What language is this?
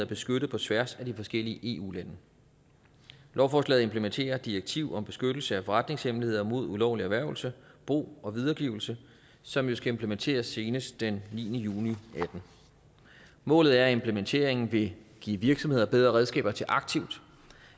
Danish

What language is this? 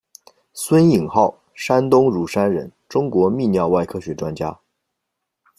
Chinese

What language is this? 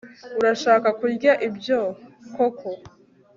Kinyarwanda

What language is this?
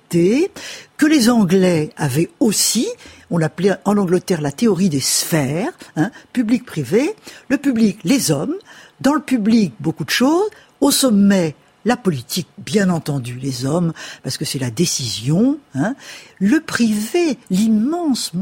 French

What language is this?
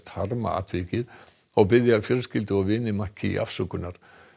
Icelandic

